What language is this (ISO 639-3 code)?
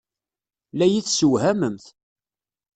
kab